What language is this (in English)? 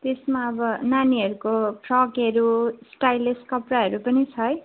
Nepali